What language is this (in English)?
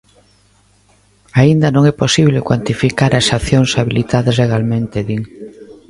Galician